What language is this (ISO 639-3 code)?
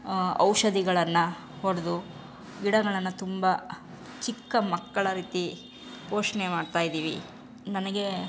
kan